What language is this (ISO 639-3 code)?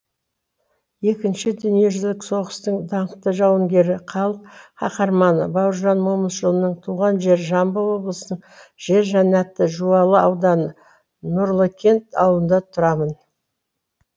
kaz